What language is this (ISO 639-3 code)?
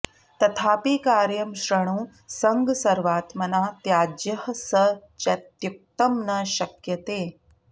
san